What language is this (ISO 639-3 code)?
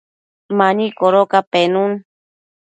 mcf